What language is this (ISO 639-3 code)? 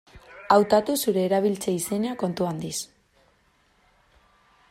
eus